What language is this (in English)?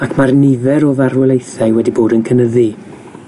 Welsh